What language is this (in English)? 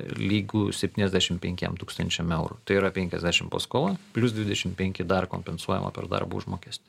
Lithuanian